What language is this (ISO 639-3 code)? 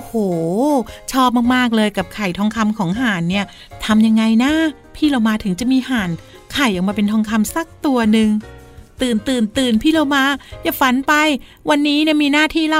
tha